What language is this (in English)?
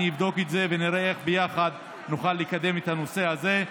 Hebrew